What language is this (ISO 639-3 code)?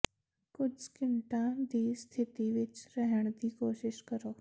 pan